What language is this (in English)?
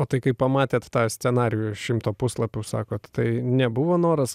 Lithuanian